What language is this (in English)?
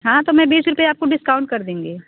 Hindi